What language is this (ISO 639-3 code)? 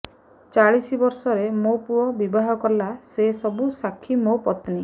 ori